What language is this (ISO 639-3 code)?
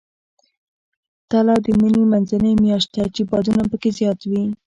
pus